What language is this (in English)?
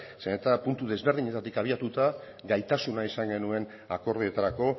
Basque